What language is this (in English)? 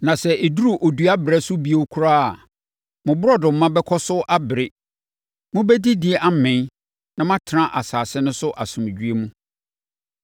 Akan